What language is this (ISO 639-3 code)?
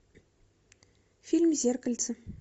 rus